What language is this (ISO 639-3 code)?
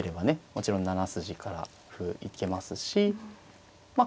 jpn